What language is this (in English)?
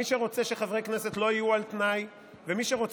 Hebrew